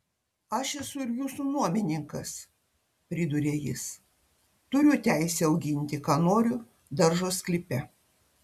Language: Lithuanian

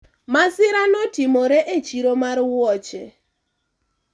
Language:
Luo (Kenya and Tanzania)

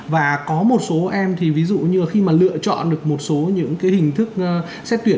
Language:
Vietnamese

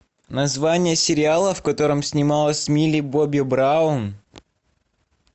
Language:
Russian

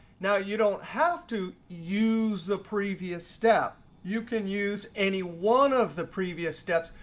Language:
English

